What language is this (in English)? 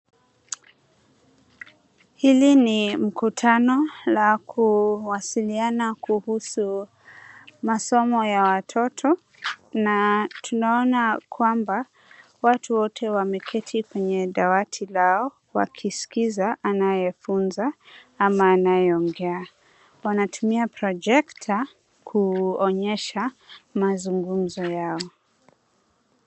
Swahili